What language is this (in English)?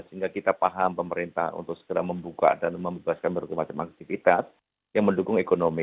Indonesian